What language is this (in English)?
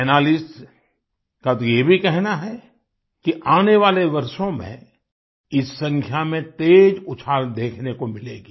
Hindi